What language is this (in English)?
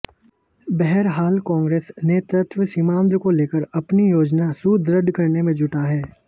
Hindi